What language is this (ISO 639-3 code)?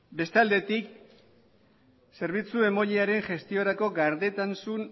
eus